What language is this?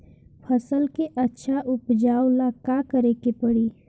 Bhojpuri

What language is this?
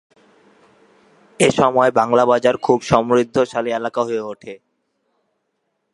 Bangla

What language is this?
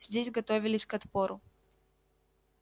Russian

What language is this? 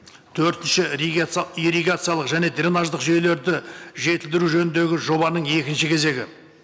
Kazakh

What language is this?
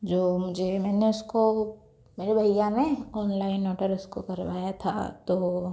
Hindi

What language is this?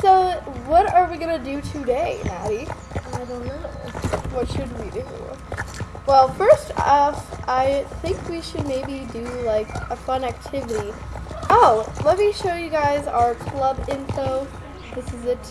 English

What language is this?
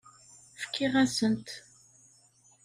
Kabyle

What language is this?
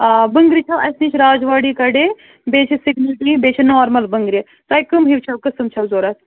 Kashmiri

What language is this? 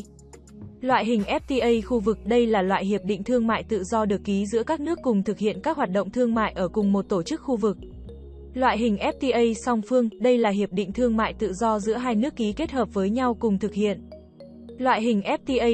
Vietnamese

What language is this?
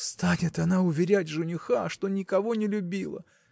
Russian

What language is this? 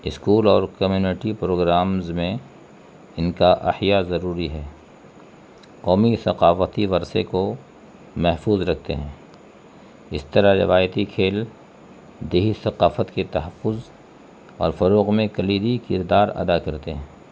Urdu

